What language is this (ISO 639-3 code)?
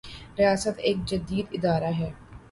urd